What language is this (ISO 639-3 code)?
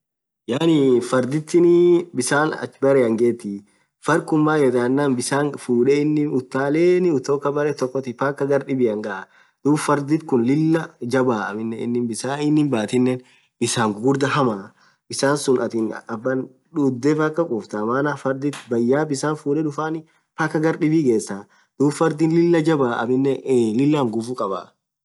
orc